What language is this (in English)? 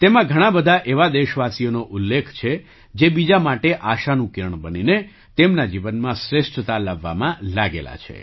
Gujarati